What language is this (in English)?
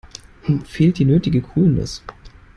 German